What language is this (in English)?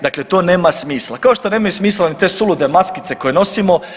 Croatian